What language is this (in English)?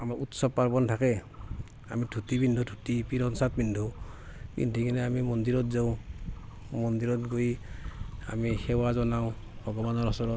Assamese